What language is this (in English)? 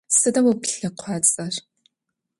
Adyghe